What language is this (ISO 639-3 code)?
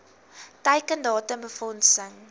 afr